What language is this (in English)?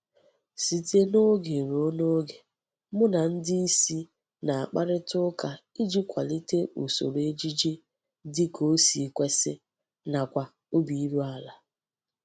Igbo